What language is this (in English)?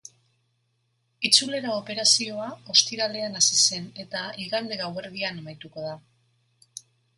Basque